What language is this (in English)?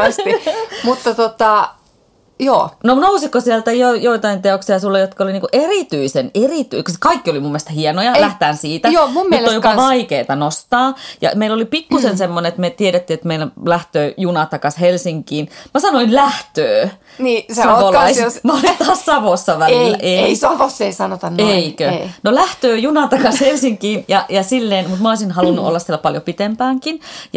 Finnish